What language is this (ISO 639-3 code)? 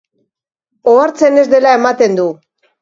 eus